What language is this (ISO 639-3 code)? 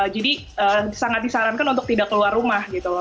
ind